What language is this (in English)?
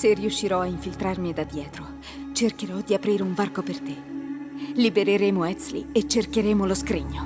Italian